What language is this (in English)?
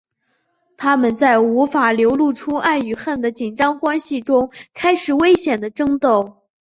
Chinese